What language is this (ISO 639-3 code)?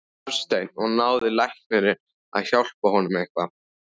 isl